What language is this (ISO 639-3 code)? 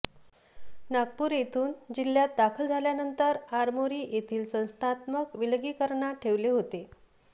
mar